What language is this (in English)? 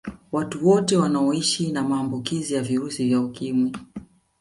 Swahili